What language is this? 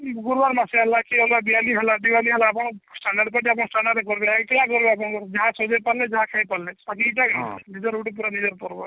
Odia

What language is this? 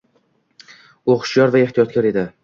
Uzbek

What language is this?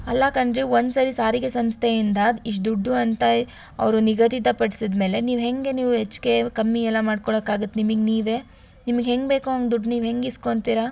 Kannada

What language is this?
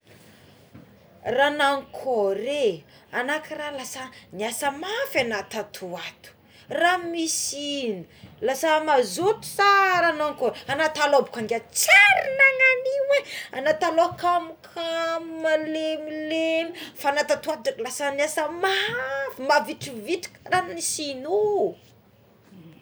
Tsimihety Malagasy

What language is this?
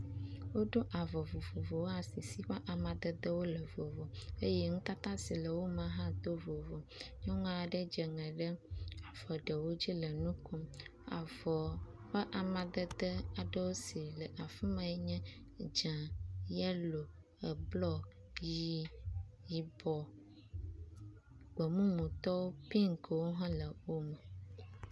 Ewe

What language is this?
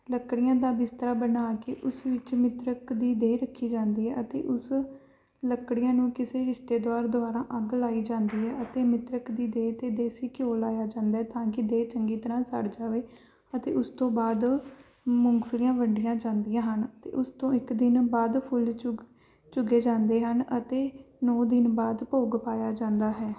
Punjabi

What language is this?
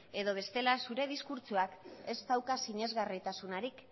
Basque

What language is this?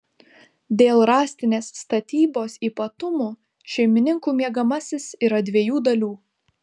Lithuanian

